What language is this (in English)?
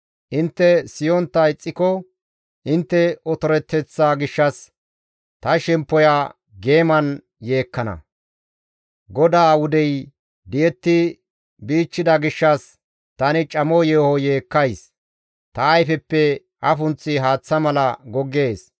Gamo